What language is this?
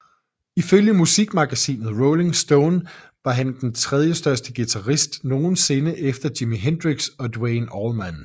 Danish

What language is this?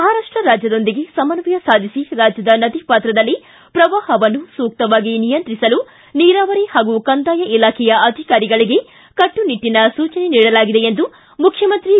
Kannada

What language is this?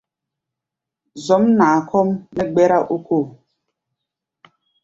Gbaya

